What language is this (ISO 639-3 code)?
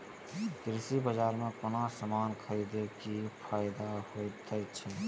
mai